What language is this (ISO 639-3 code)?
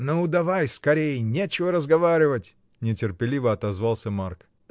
rus